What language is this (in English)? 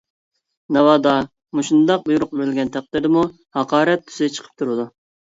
Uyghur